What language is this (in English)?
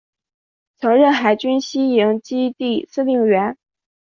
Chinese